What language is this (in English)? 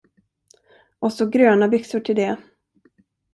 Swedish